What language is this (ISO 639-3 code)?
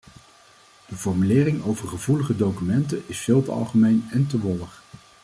nld